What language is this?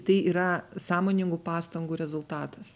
Lithuanian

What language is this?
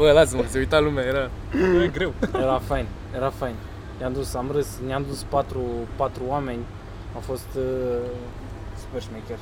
Romanian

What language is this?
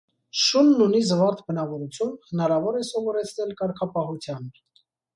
Armenian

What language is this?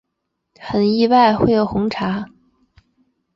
Chinese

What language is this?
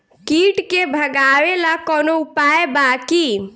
Bhojpuri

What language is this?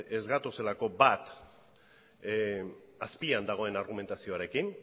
Basque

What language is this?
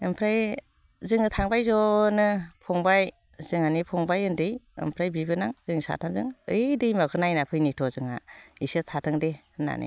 Bodo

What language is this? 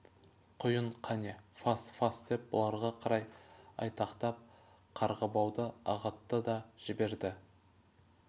Kazakh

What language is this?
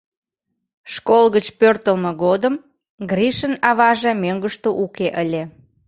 Mari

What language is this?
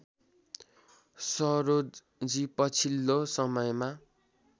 Nepali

